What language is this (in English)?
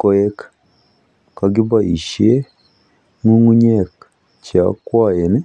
Kalenjin